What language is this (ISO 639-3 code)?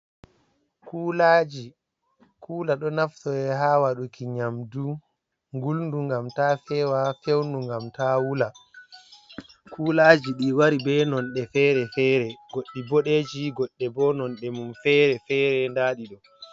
ful